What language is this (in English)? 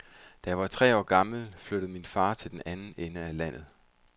Danish